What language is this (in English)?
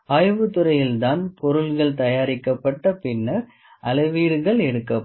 Tamil